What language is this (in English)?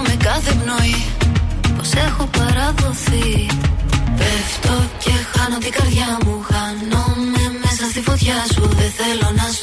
Greek